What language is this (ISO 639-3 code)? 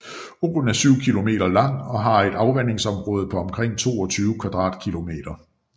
dan